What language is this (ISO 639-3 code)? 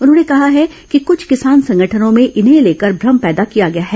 hin